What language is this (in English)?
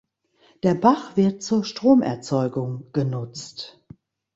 German